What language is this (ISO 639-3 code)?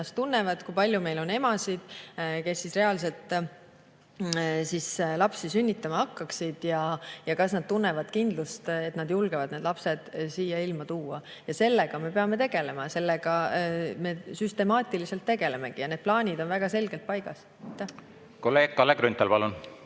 est